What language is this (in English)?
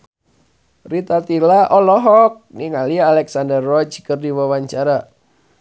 Sundanese